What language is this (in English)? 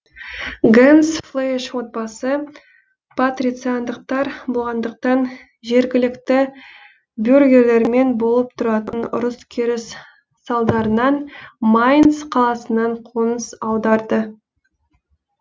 Kazakh